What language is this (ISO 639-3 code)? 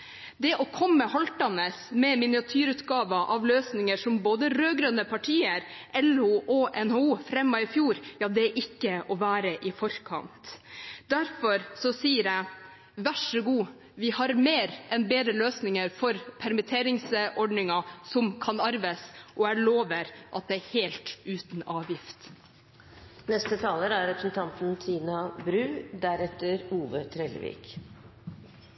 nob